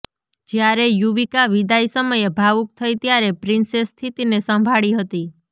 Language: Gujarati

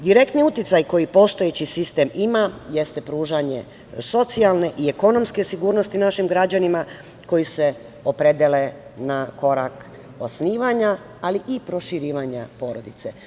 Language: Serbian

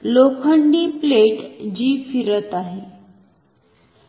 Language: Marathi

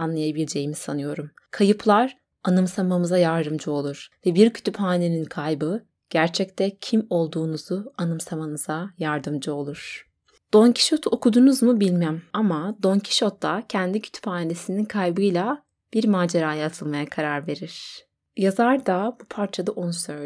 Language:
Turkish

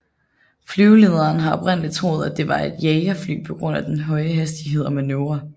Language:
Danish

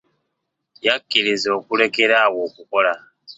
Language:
Ganda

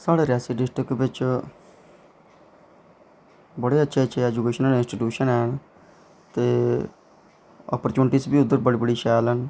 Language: Dogri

